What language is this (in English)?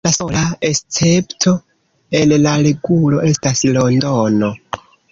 Esperanto